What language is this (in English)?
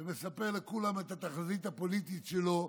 Hebrew